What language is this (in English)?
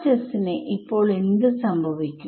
Malayalam